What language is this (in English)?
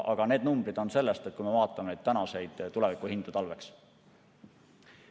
Estonian